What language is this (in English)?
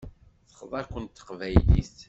Kabyle